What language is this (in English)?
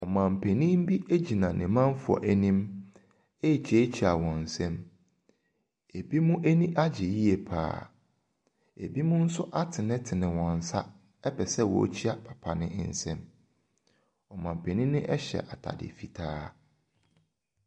Akan